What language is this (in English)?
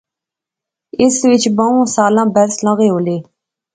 Pahari-Potwari